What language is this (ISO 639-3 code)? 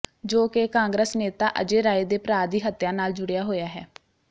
pan